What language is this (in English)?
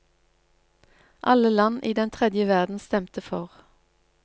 Norwegian